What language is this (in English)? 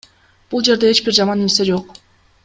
Kyrgyz